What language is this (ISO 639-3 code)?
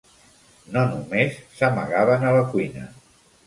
cat